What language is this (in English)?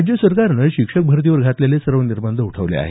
Marathi